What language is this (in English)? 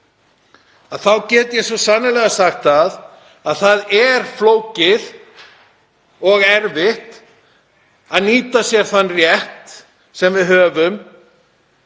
Icelandic